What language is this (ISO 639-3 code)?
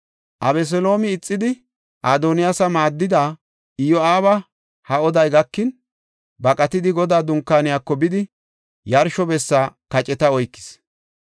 gof